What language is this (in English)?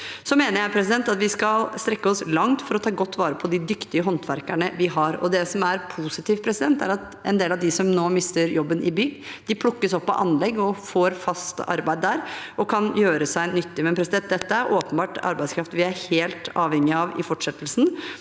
Norwegian